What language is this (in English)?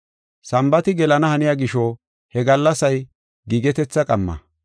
Gofa